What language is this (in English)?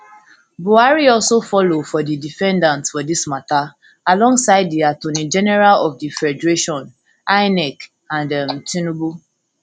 Nigerian Pidgin